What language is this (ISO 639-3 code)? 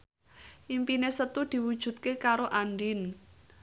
jav